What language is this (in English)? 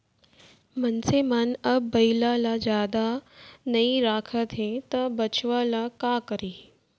Chhattisgarhi